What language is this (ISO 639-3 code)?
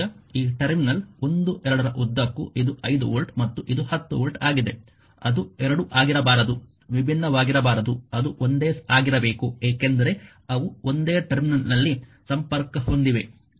kan